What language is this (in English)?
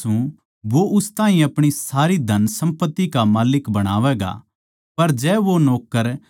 Haryanvi